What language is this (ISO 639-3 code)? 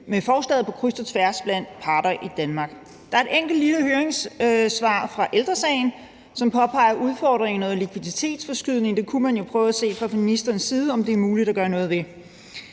dan